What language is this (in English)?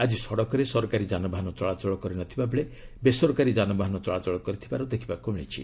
Odia